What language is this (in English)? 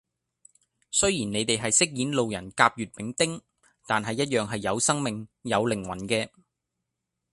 Cantonese